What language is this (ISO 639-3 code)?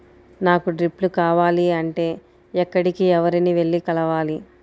tel